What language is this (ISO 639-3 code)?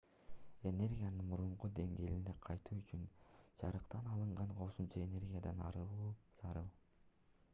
kir